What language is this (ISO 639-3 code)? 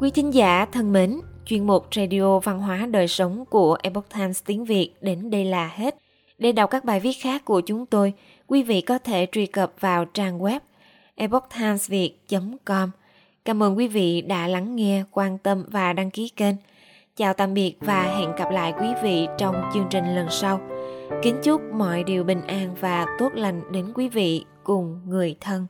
vie